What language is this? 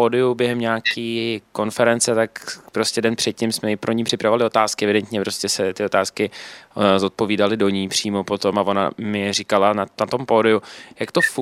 Czech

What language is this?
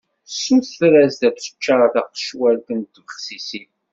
Kabyle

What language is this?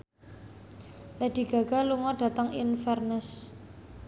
Javanese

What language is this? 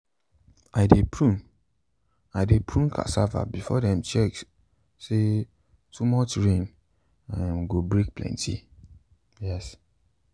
Nigerian Pidgin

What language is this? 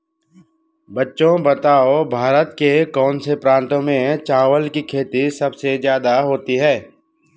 Hindi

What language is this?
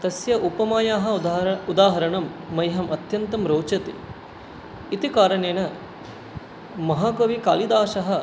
Sanskrit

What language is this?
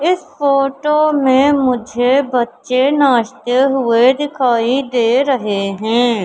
Hindi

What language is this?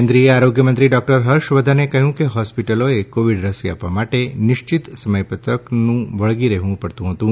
Gujarati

